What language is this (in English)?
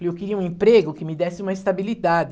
Portuguese